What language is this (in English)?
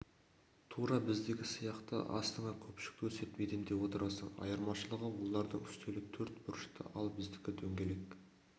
Kazakh